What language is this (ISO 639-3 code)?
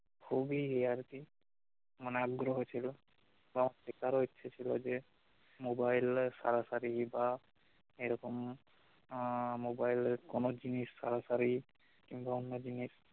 ben